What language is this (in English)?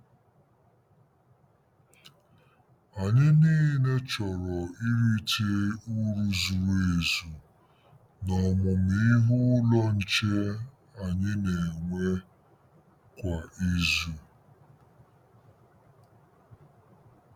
Igbo